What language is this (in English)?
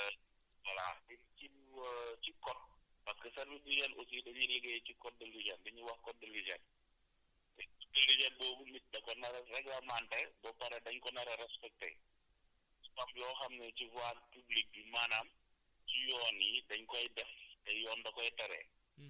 Wolof